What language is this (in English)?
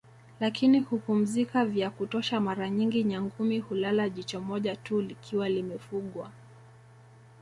Swahili